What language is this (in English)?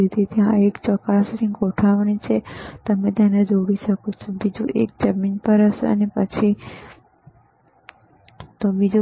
Gujarati